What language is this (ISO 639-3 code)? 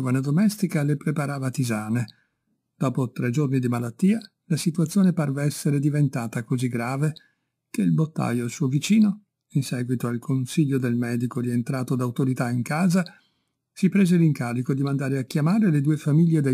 ita